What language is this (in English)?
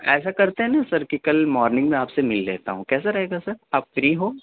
Urdu